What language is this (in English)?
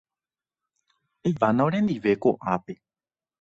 Guarani